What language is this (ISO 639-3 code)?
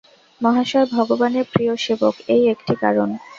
ben